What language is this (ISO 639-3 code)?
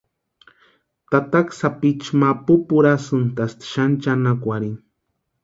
pua